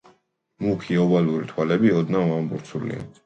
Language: Georgian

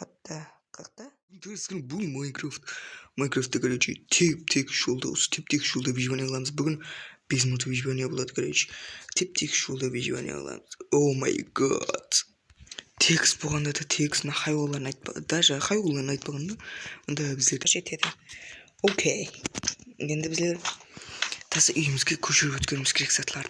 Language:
Latin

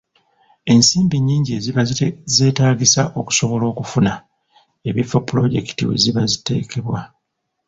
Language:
Ganda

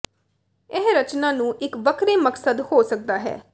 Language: Punjabi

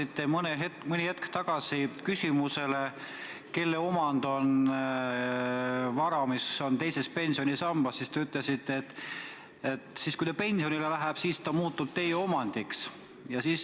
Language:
Estonian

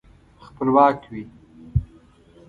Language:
Pashto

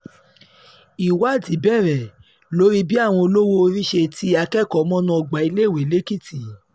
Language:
Yoruba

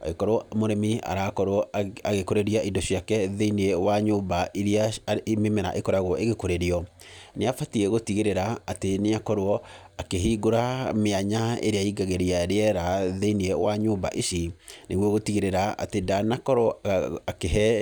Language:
Kikuyu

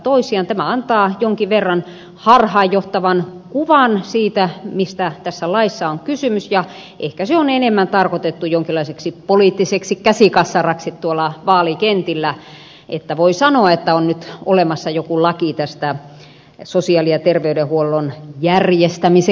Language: Finnish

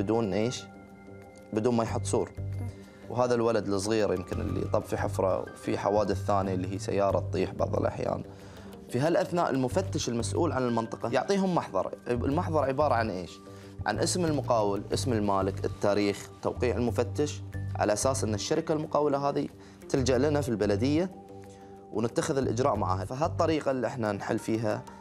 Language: Arabic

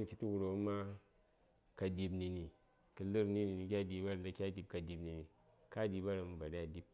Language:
Saya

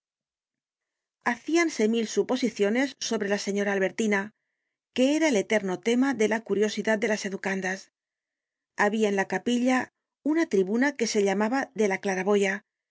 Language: Spanish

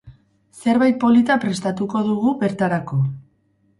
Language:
Basque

